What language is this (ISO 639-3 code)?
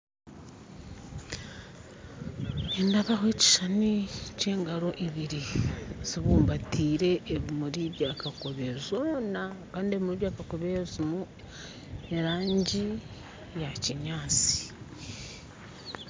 nyn